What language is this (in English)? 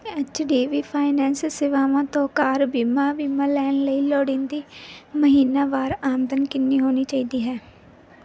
Punjabi